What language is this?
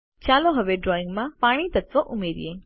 Gujarati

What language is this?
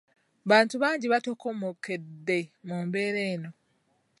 Ganda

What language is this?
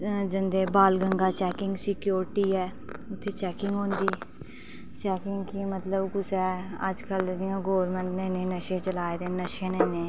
Dogri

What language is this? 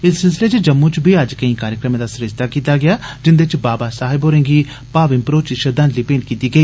Dogri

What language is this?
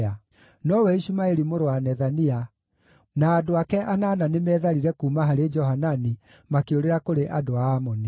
Kikuyu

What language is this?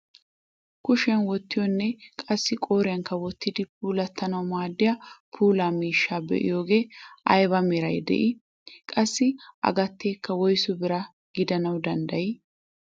Wolaytta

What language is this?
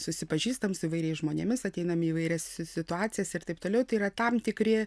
Lithuanian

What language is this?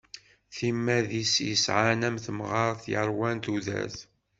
Kabyle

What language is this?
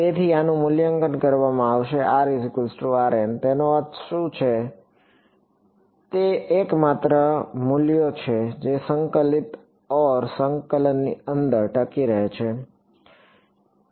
Gujarati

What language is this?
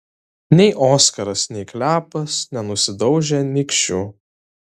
Lithuanian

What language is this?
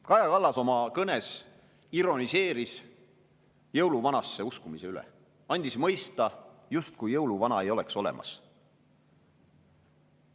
Estonian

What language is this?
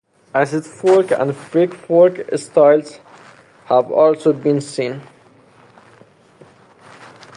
English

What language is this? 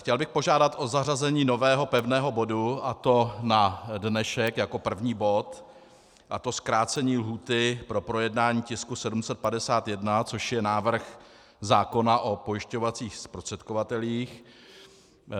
Czech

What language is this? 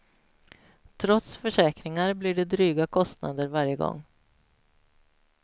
Swedish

